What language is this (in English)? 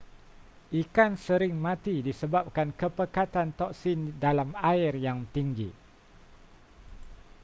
Malay